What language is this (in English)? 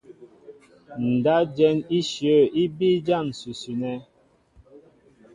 Mbo (Cameroon)